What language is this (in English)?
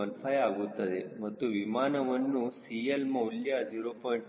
Kannada